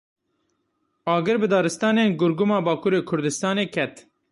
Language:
Kurdish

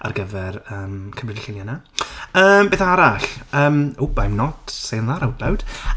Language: Welsh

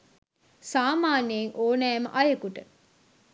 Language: Sinhala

